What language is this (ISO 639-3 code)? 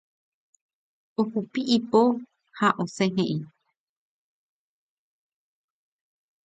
grn